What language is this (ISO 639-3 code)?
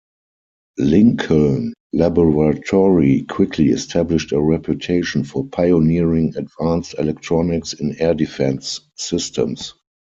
eng